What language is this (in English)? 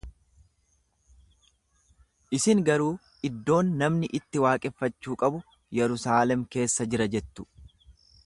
Oromo